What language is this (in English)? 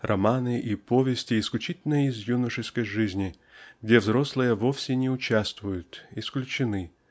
Russian